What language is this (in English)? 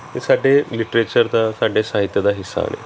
Punjabi